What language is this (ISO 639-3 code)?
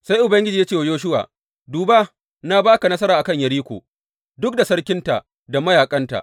hau